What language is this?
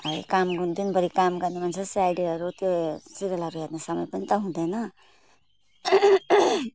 Nepali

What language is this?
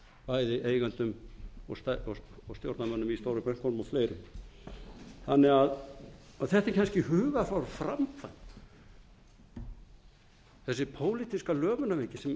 Icelandic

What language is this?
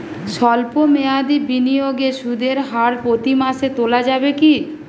Bangla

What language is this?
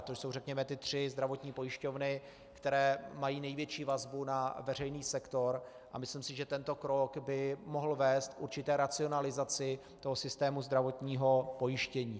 Czech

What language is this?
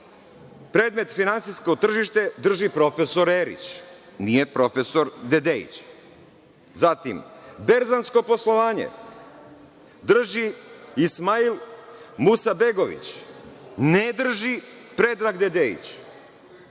Serbian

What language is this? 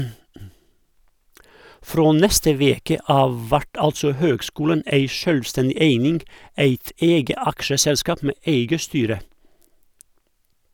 Norwegian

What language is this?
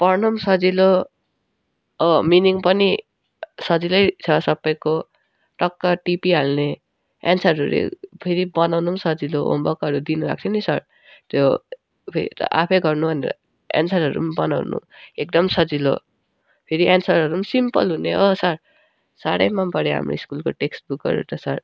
Nepali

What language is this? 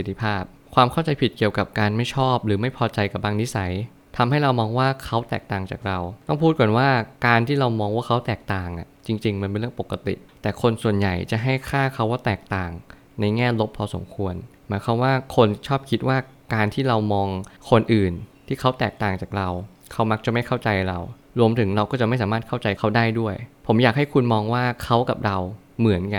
Thai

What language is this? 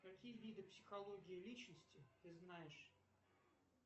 Russian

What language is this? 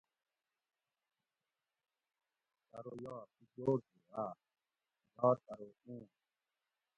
Gawri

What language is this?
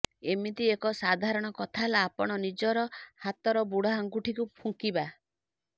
Odia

